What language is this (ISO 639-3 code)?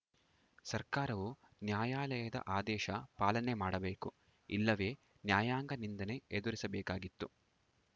kan